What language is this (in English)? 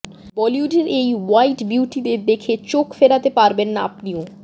Bangla